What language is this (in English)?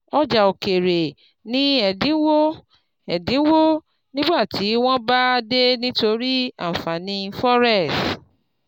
Yoruba